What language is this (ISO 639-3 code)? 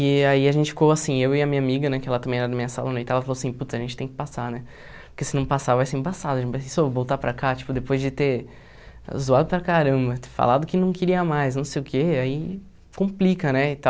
por